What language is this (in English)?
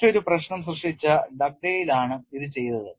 Malayalam